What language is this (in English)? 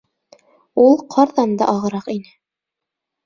Bashkir